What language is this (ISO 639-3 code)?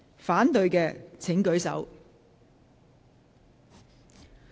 yue